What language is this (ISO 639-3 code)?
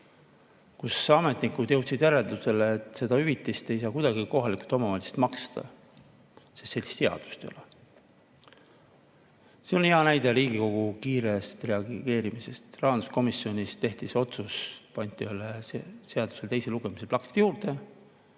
est